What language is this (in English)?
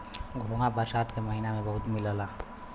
Bhojpuri